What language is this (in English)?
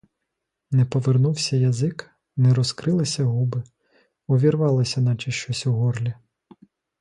Ukrainian